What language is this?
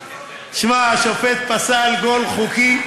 Hebrew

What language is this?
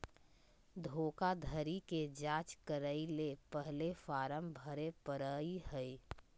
Magahi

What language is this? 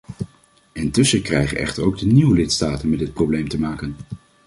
Dutch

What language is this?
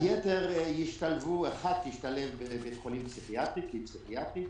Hebrew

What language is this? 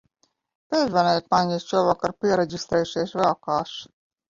Latvian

